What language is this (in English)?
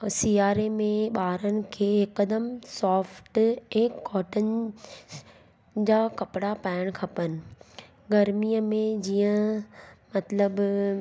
Sindhi